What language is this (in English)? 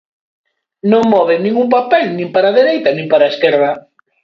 Galician